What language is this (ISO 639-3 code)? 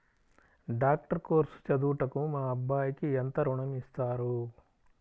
tel